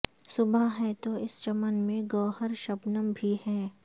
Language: Urdu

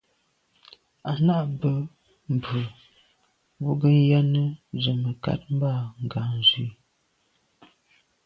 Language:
Medumba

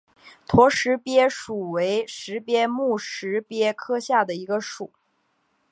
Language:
Chinese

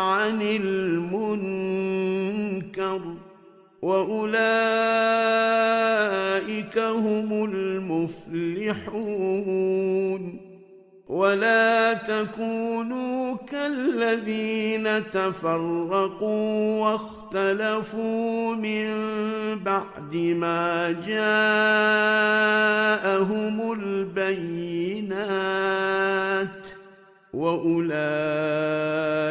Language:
Arabic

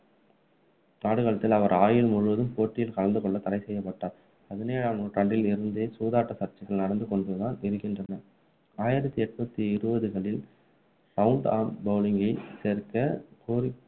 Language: Tamil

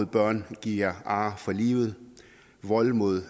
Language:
Danish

